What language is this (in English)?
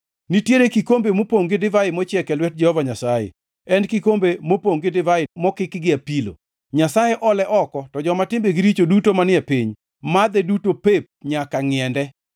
Luo (Kenya and Tanzania)